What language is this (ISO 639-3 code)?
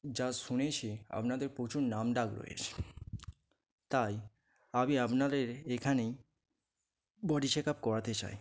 ben